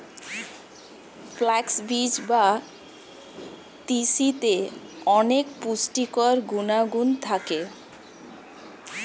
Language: Bangla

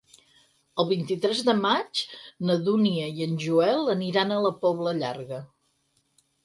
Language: Catalan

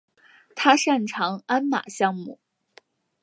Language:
Chinese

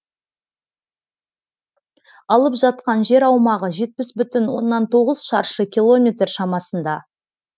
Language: Kazakh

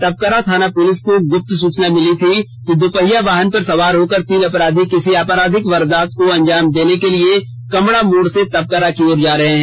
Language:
Hindi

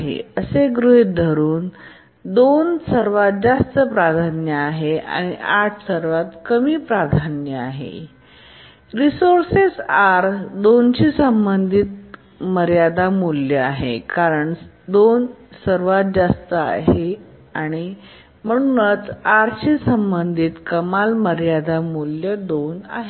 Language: Marathi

